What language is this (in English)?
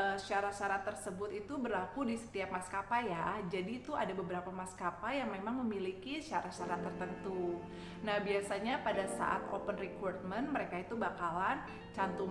Indonesian